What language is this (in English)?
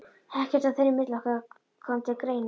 Icelandic